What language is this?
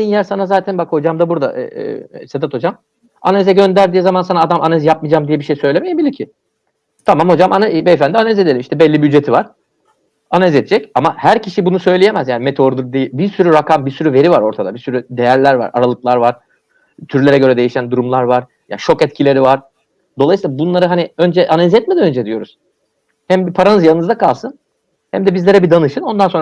Turkish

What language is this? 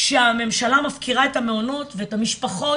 Hebrew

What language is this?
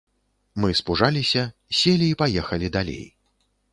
Belarusian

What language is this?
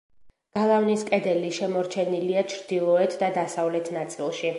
Georgian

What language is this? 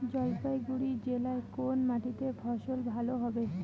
Bangla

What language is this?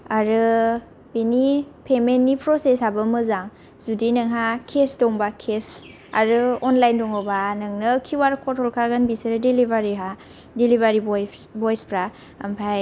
Bodo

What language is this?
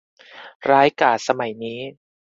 Thai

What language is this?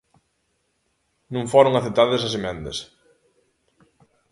Galician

